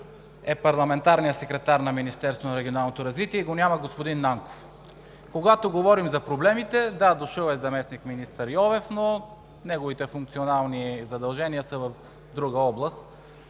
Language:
Bulgarian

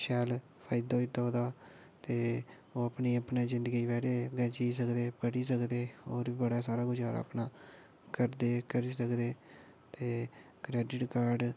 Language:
Dogri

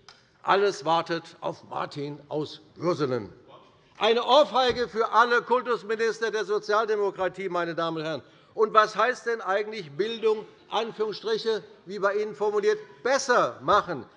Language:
German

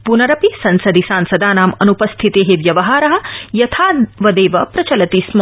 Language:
Sanskrit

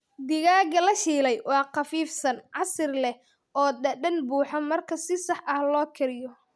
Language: Somali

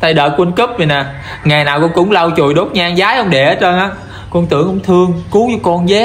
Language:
Vietnamese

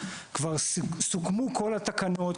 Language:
Hebrew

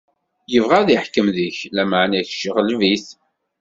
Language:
Kabyle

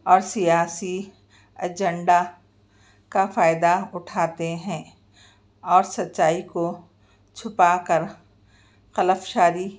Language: Urdu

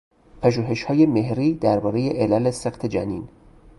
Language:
Persian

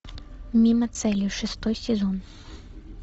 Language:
Russian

